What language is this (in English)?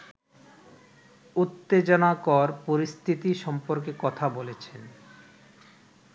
Bangla